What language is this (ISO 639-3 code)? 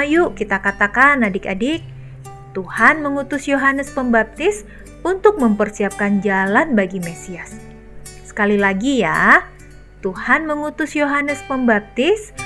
ind